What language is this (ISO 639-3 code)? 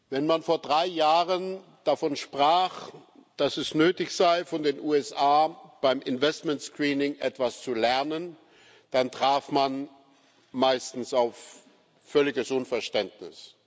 deu